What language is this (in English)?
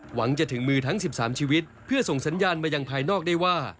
Thai